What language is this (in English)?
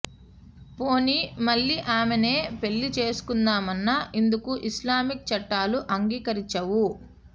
Telugu